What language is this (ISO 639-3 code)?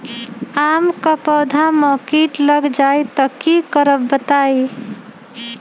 mag